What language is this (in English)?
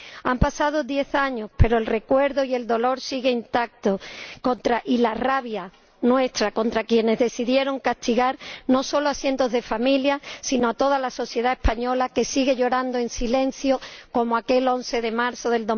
Spanish